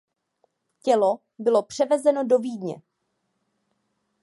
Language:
Czech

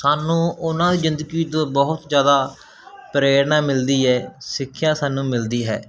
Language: Punjabi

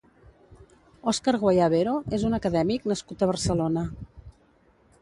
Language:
Catalan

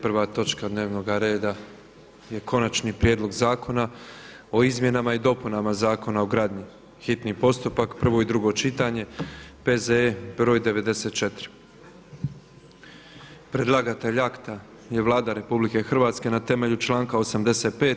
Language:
Croatian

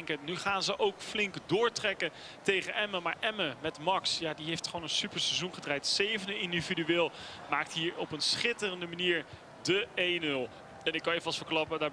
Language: Dutch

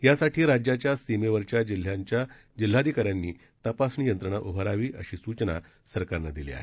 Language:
Marathi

